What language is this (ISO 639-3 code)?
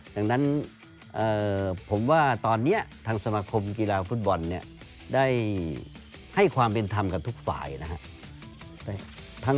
tha